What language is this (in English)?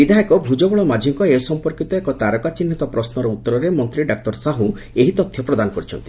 Odia